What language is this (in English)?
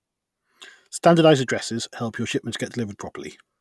English